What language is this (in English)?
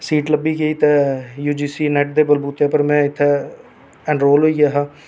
Dogri